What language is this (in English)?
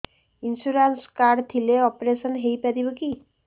Odia